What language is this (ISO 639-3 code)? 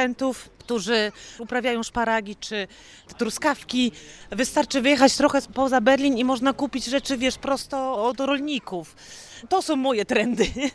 pol